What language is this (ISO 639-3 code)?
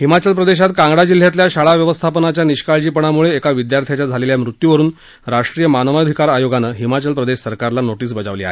mar